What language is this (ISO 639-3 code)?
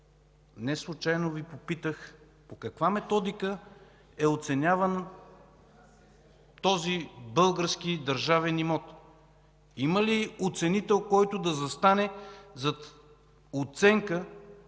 bul